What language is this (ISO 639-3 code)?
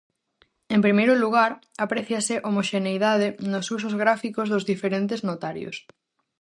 glg